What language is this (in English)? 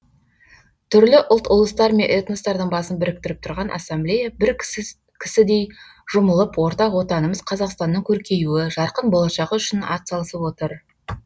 Kazakh